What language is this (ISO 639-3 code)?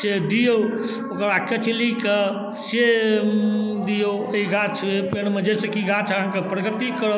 mai